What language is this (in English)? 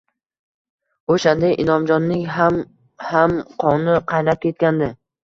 Uzbek